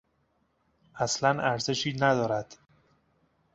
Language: Persian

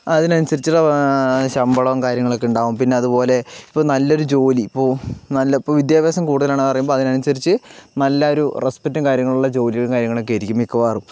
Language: Malayalam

